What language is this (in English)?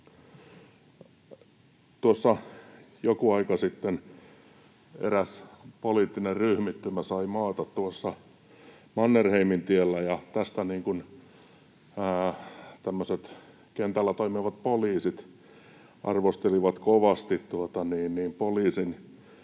Finnish